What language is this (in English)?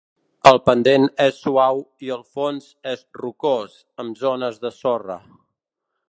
Catalan